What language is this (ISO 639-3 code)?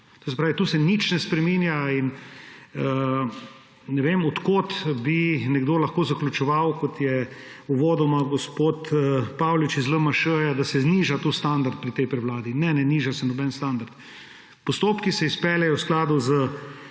slv